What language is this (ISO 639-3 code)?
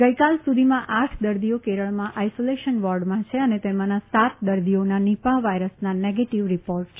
guj